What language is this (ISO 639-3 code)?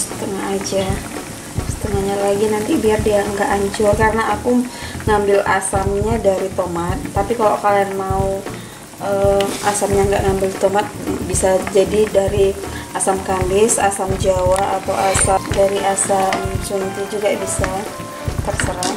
ind